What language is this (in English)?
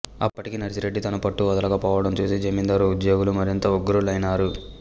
Telugu